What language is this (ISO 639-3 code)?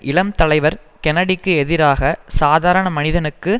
tam